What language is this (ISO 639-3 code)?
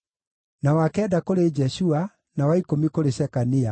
kik